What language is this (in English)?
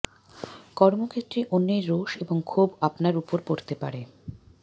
Bangla